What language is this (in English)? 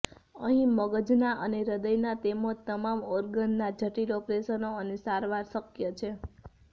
Gujarati